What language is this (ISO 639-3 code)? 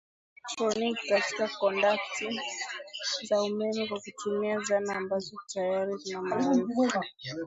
swa